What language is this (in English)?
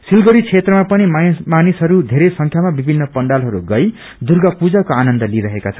Nepali